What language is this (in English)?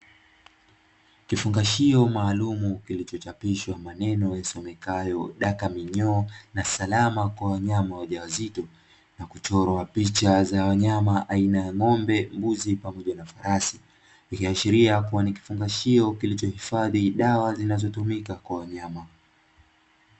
Swahili